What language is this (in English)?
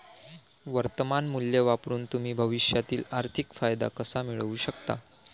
Marathi